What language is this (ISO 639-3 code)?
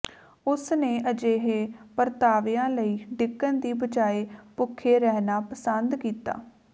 pan